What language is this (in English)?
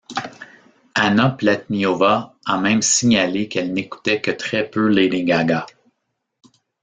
French